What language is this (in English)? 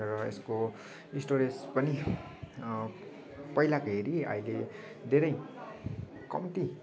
Nepali